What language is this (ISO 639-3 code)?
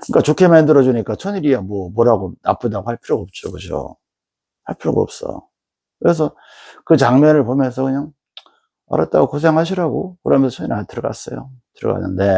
kor